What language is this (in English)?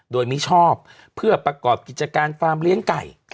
Thai